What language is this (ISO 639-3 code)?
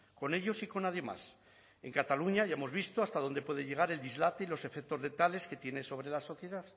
spa